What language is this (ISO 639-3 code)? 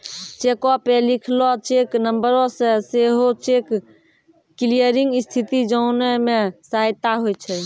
mai